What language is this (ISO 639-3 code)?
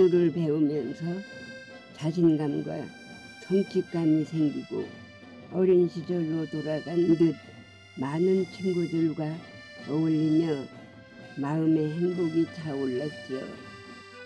kor